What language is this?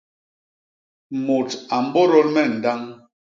Basaa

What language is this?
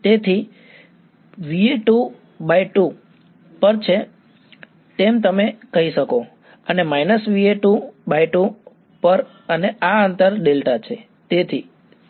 Gujarati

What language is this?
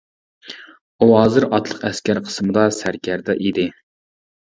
Uyghur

